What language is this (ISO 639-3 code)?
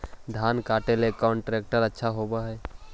mag